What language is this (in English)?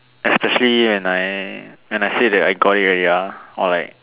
English